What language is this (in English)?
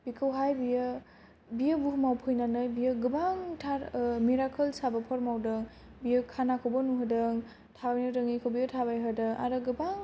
Bodo